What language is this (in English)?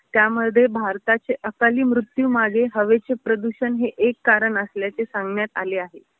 Marathi